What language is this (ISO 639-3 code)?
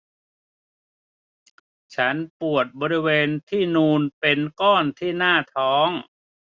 tha